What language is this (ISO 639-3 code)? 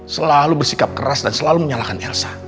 ind